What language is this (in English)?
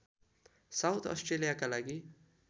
Nepali